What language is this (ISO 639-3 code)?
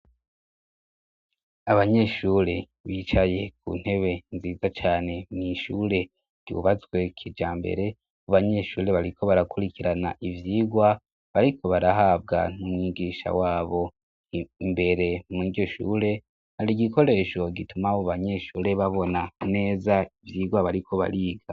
run